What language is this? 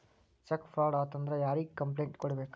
Kannada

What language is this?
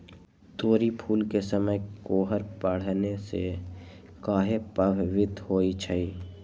Magahi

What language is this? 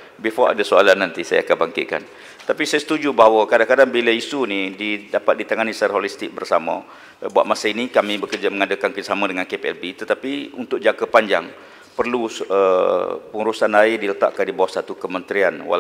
Malay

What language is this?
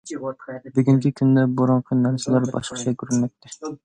Uyghur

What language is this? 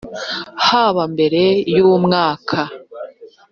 Kinyarwanda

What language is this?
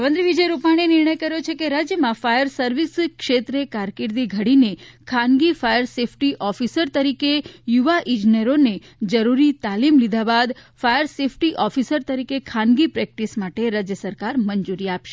Gujarati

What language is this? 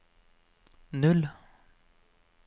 Norwegian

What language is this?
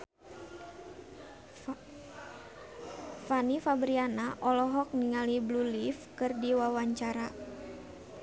Sundanese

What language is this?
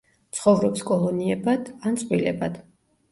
Georgian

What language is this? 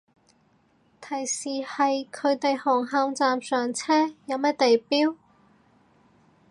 Cantonese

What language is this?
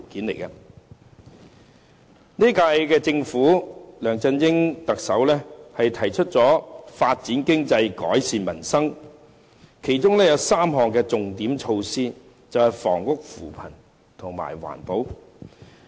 Cantonese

